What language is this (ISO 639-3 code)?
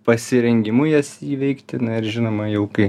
lit